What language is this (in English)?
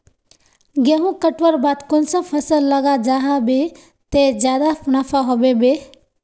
Magahi